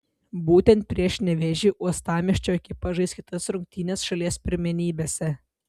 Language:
Lithuanian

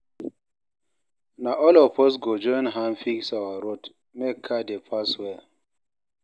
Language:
Nigerian Pidgin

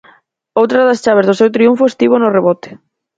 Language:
Galician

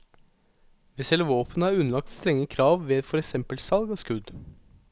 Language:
Norwegian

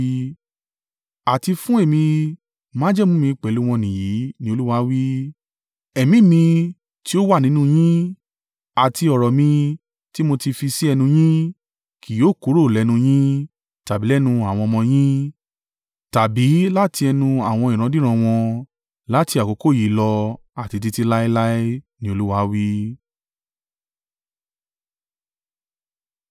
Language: Yoruba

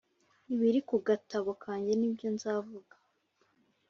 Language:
Kinyarwanda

